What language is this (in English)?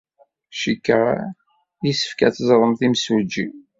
Kabyle